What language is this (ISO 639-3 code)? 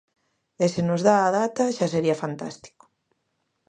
glg